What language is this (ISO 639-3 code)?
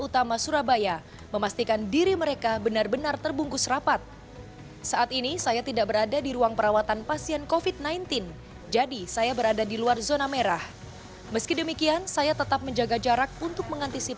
ind